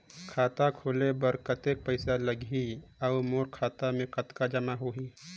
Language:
Chhattisgarhi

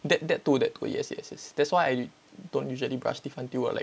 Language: English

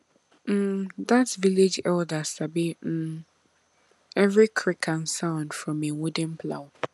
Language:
Nigerian Pidgin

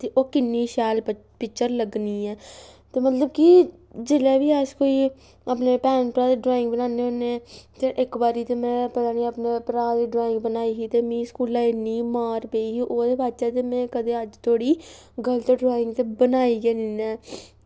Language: Dogri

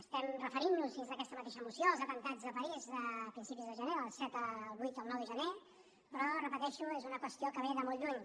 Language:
Catalan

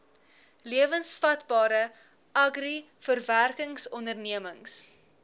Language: Afrikaans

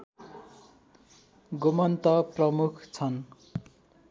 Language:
Nepali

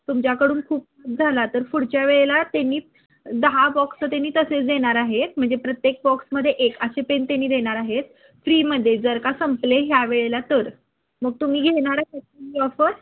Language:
Marathi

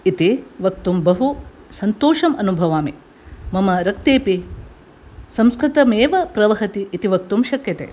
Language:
Sanskrit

